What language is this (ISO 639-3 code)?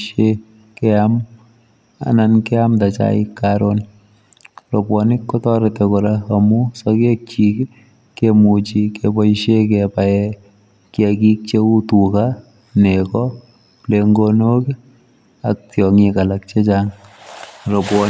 kln